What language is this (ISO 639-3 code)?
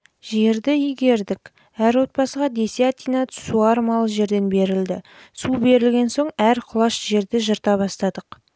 kaz